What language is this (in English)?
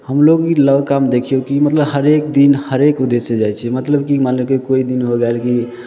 Maithili